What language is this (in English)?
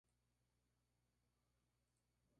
Spanish